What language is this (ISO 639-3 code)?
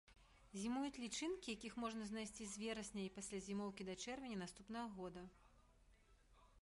bel